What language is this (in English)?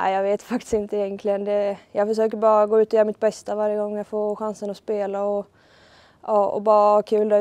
Swedish